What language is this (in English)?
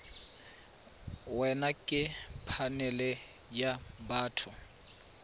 Tswana